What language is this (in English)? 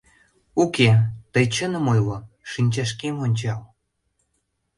Mari